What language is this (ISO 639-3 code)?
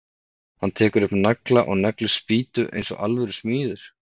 isl